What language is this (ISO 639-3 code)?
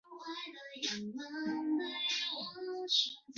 zho